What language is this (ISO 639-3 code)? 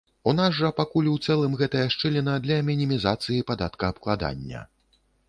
bel